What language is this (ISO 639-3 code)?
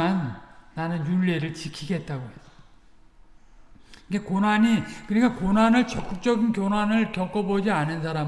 kor